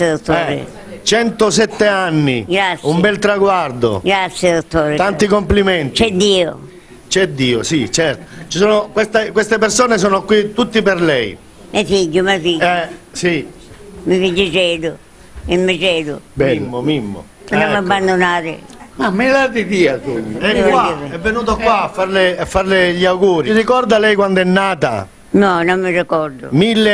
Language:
Italian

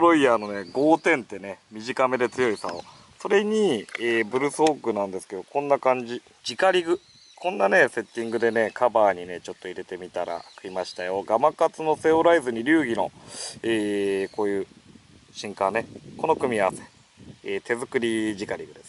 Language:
Japanese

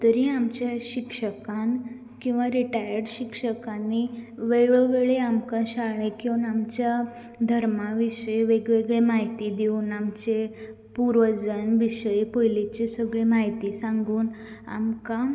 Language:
Konkani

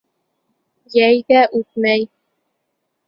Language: Bashkir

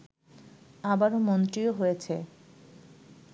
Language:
Bangla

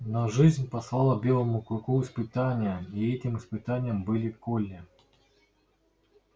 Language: Russian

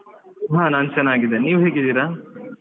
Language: Kannada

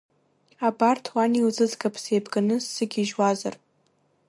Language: Abkhazian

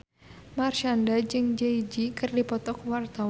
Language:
Sundanese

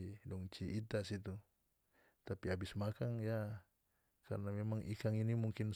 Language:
North Moluccan Malay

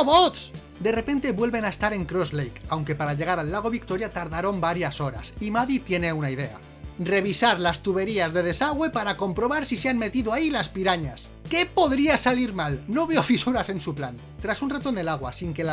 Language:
Spanish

